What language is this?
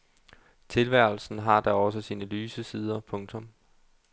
Danish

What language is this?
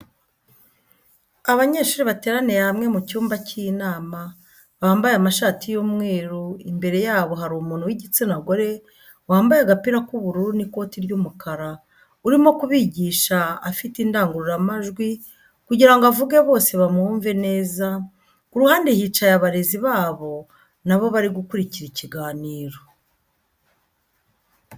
Kinyarwanda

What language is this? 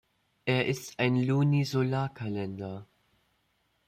German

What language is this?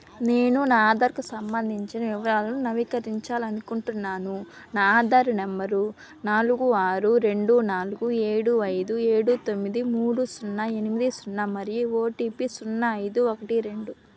Telugu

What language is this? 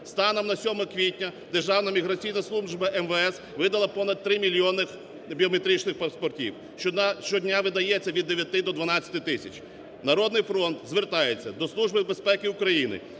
Ukrainian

